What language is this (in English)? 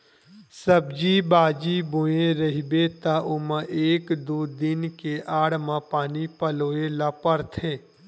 Chhattisgarhi